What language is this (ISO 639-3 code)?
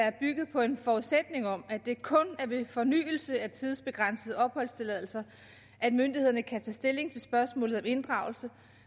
dan